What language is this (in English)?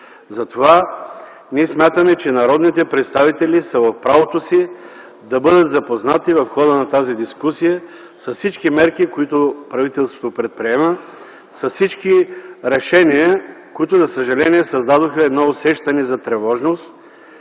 Bulgarian